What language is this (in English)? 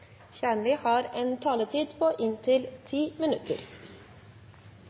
Norwegian Bokmål